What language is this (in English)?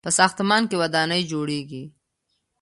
Pashto